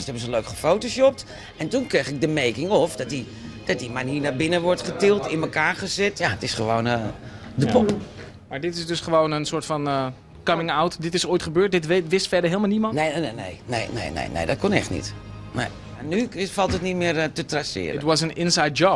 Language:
Dutch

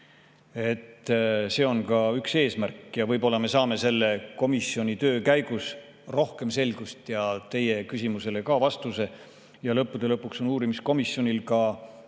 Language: Estonian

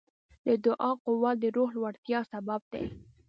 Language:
Pashto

